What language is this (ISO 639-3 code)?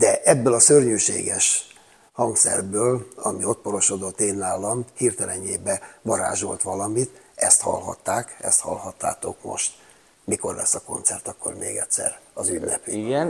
hun